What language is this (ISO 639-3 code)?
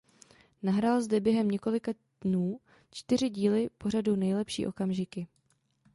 ces